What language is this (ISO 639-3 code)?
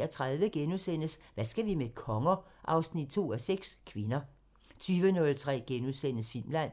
dan